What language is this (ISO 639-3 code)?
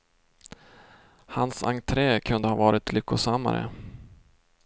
swe